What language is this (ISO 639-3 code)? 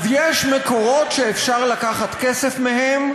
heb